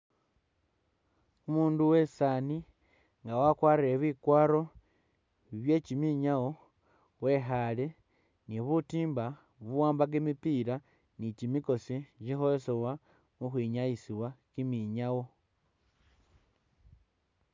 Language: Masaaba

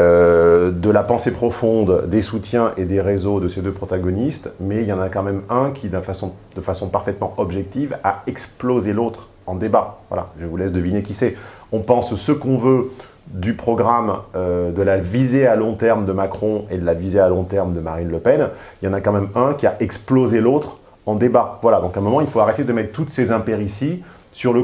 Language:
French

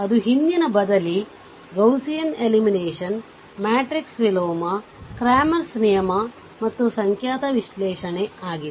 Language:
Kannada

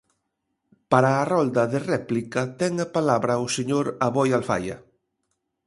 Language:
Galician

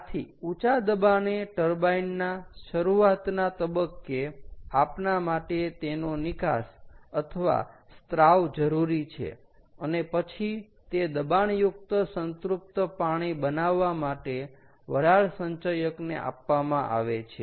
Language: Gujarati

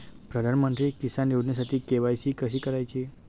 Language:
Marathi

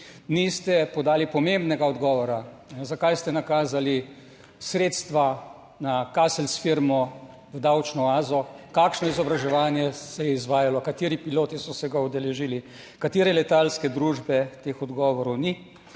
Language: Slovenian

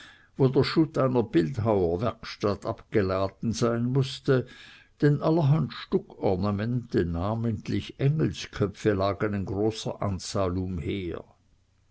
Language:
German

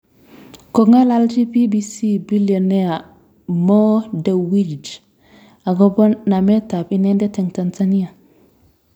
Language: Kalenjin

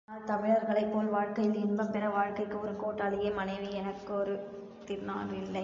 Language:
Tamil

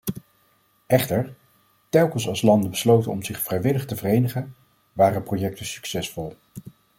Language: Dutch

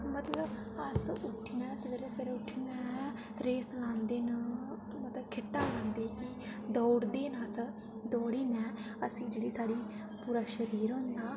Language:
Dogri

